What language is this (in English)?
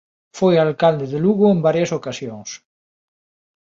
Galician